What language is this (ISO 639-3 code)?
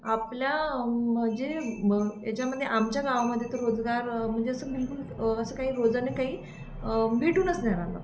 mar